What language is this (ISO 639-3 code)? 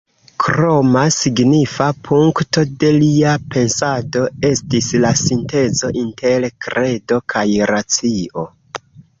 epo